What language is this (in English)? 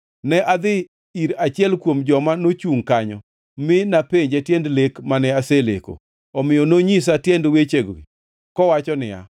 Luo (Kenya and Tanzania)